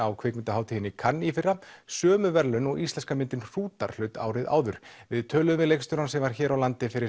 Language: Icelandic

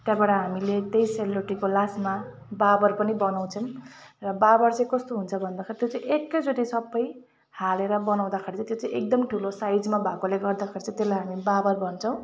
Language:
Nepali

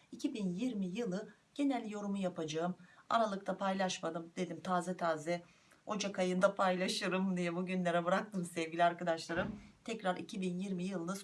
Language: Turkish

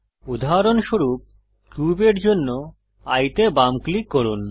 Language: Bangla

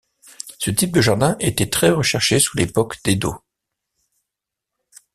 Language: French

